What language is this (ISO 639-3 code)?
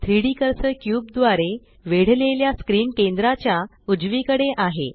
mar